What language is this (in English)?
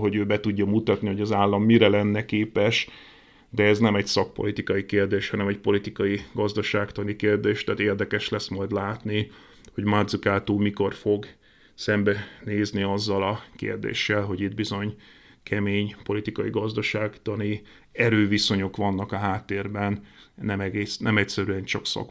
Hungarian